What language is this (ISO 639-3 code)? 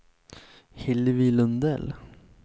swe